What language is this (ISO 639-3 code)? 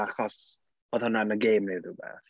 cym